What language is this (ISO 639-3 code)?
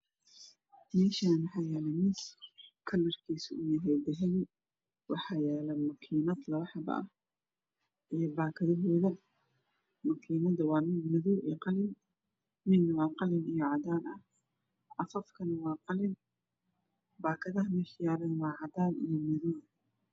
som